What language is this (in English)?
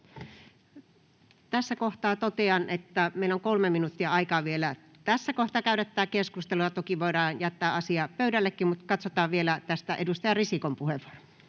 Finnish